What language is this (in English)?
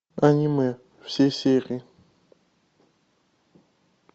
Russian